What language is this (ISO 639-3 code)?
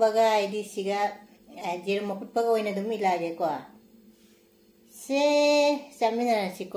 tha